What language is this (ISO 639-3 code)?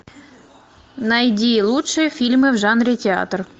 rus